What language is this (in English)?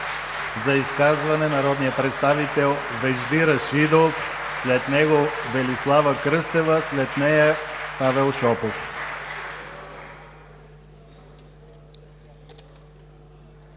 Bulgarian